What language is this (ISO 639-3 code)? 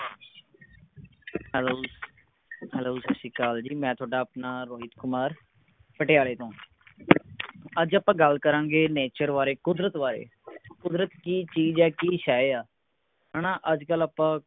pan